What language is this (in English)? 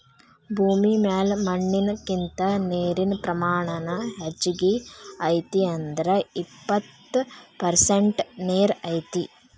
Kannada